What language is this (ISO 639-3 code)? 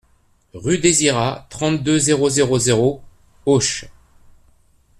fra